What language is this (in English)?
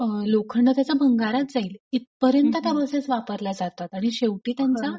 Marathi